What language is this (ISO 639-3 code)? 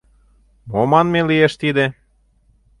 chm